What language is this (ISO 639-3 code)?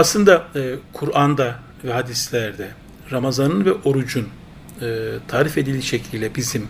tur